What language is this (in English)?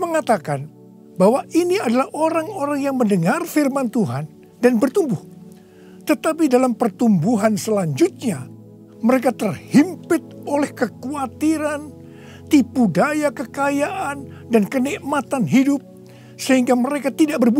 Indonesian